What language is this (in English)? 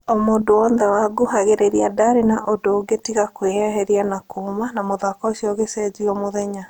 Kikuyu